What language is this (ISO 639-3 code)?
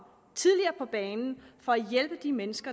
dan